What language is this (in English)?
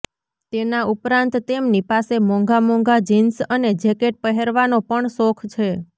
Gujarati